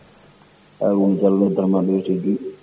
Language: Fula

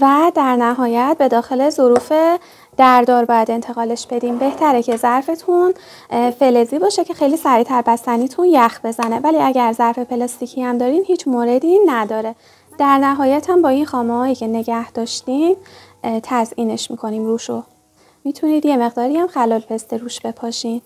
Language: Persian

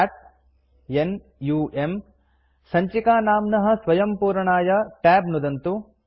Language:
Sanskrit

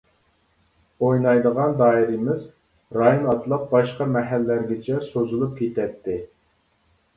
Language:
Uyghur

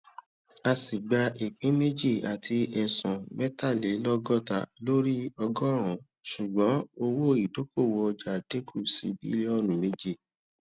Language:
Yoruba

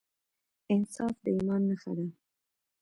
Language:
Pashto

